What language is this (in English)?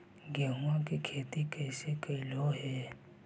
Magahi